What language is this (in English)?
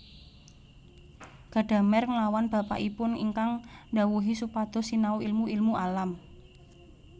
Javanese